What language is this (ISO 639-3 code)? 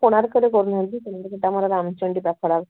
ori